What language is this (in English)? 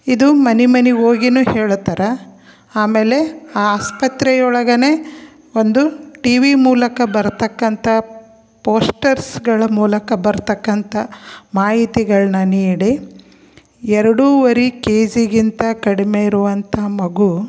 Kannada